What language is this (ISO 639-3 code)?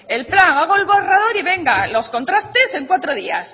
spa